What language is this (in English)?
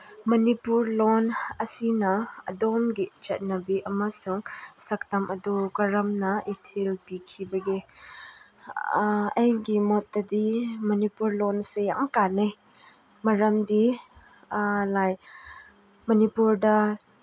Manipuri